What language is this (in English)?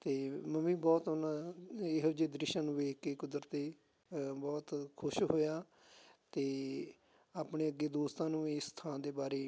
Punjabi